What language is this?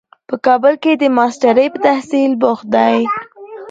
Pashto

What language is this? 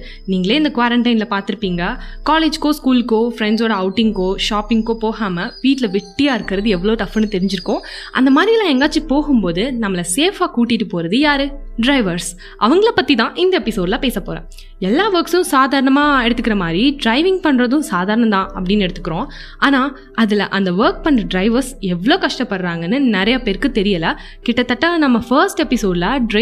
Tamil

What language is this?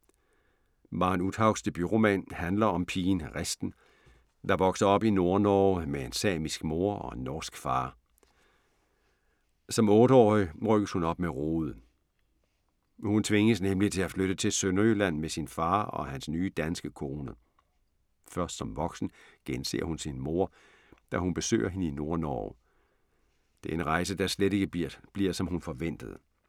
Danish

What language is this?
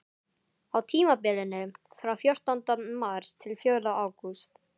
Icelandic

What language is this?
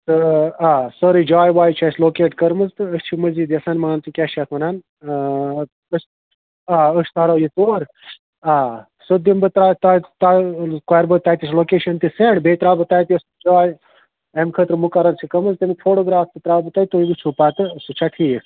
Kashmiri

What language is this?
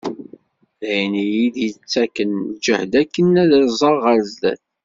Kabyle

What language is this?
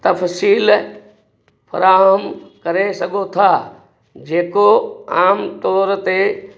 Sindhi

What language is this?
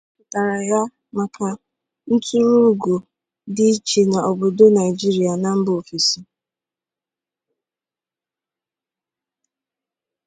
Igbo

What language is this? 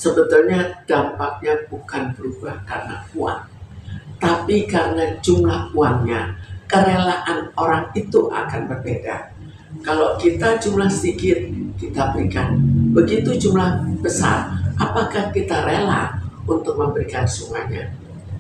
Indonesian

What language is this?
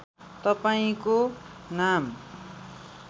Nepali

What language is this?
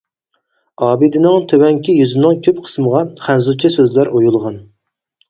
Uyghur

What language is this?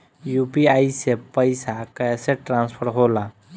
Bhojpuri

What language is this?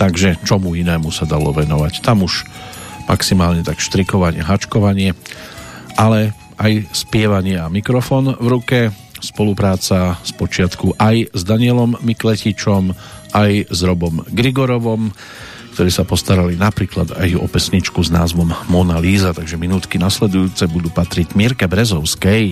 Slovak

